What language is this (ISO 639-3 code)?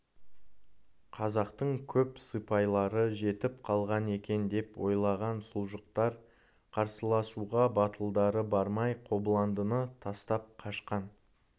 kaz